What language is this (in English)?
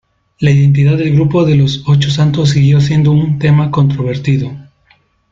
Spanish